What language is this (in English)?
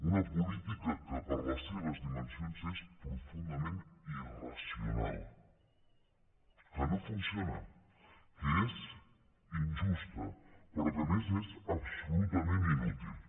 Catalan